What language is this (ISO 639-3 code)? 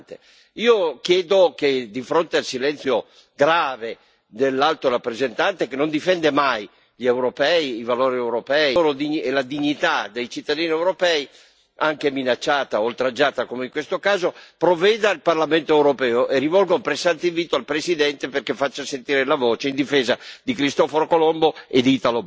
ita